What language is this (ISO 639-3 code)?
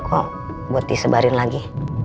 ind